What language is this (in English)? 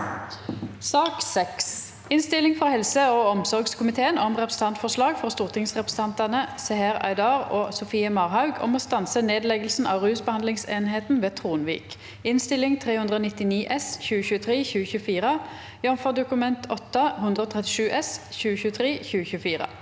Norwegian